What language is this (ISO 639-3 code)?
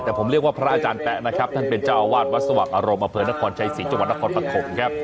tha